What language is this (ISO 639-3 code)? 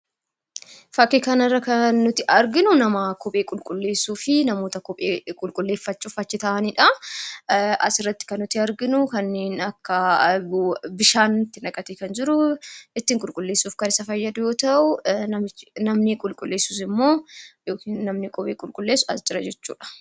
orm